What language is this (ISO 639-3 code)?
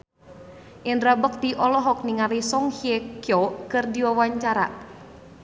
sun